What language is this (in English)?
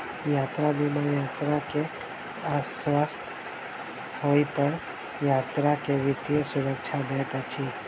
Maithili